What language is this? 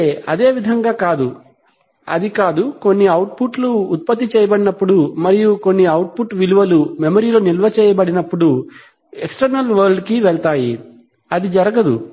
Telugu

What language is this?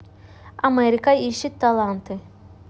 Russian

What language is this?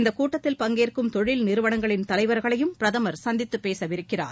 Tamil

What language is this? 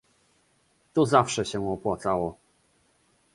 Polish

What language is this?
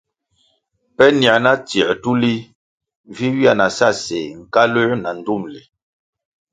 Kwasio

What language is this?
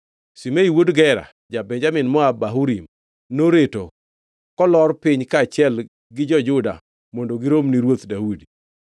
Luo (Kenya and Tanzania)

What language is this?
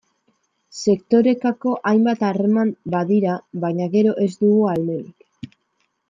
Basque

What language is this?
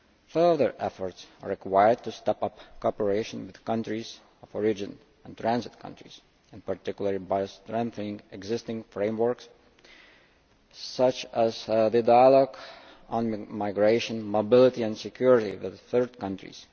English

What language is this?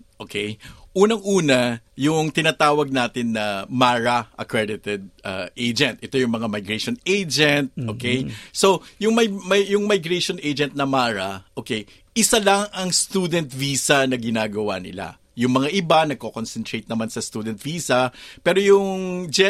Filipino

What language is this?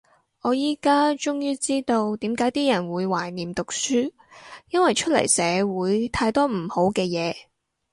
Cantonese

